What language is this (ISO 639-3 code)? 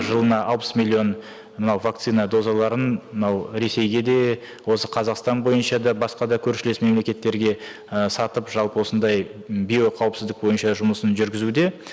kaz